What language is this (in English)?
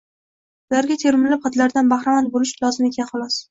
Uzbek